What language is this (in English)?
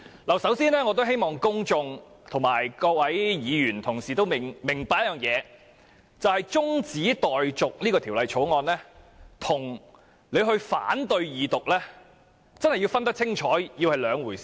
Cantonese